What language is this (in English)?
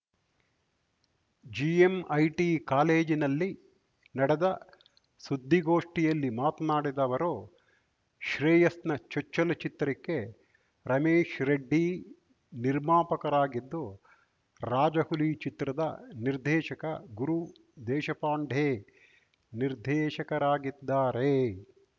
Kannada